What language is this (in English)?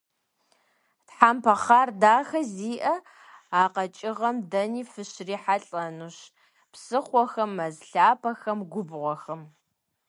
Kabardian